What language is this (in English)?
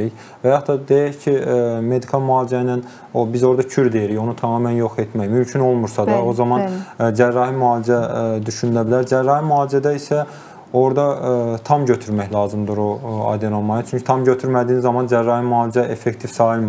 Turkish